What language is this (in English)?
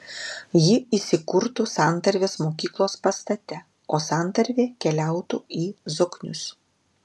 Lithuanian